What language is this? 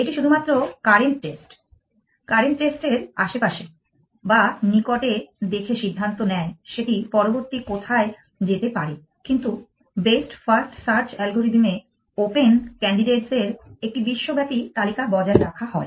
Bangla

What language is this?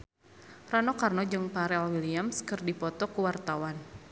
Sundanese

